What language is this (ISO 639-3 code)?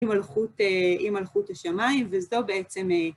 heb